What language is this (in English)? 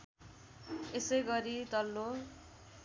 Nepali